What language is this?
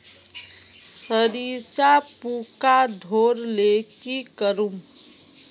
Magahi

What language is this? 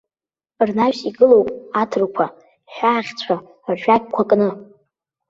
Abkhazian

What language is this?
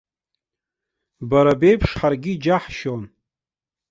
Abkhazian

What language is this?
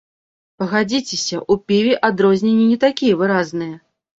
Belarusian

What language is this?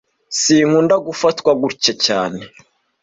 Kinyarwanda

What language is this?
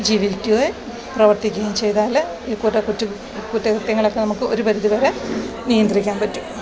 Malayalam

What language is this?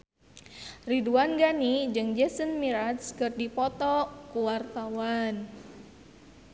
Sundanese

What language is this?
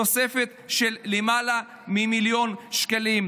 Hebrew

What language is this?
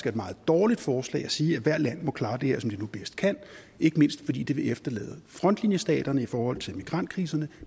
Danish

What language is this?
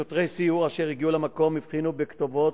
Hebrew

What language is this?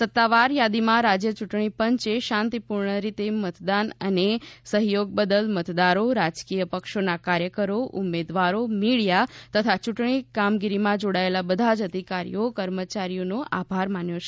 Gujarati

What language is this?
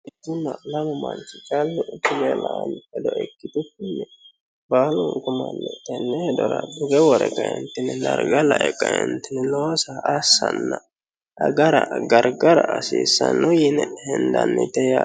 Sidamo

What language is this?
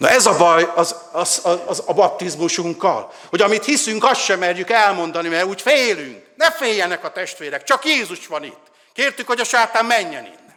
Hungarian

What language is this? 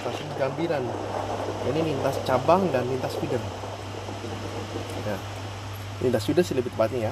Indonesian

